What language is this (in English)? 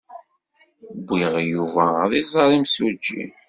Kabyle